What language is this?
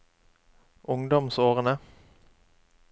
Norwegian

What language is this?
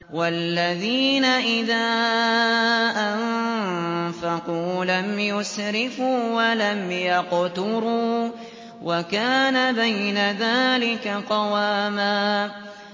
Arabic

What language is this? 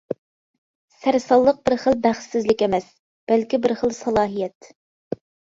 Uyghur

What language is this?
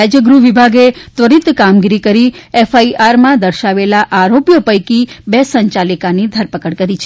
Gujarati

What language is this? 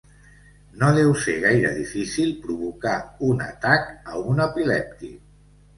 Catalan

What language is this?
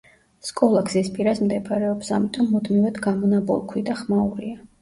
Georgian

